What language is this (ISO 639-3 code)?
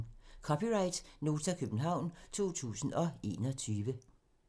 dan